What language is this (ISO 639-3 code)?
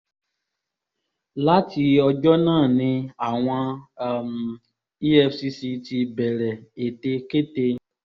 yor